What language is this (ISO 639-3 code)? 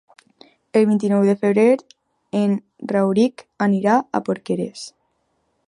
cat